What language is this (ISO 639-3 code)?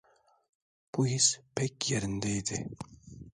tur